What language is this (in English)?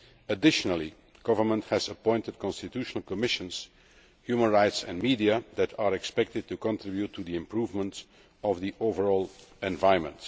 English